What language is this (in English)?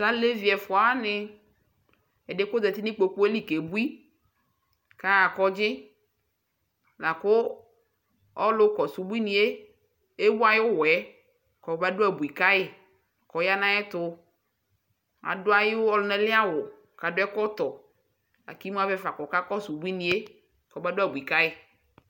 Ikposo